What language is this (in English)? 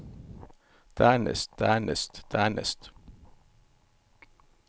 Norwegian